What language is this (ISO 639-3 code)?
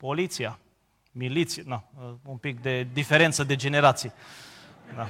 ron